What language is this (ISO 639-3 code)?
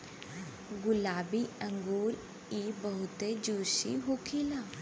bho